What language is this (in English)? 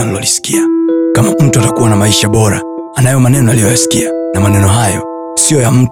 Swahili